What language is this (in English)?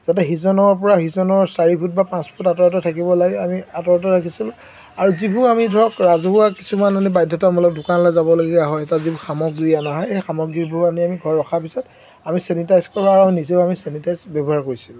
Assamese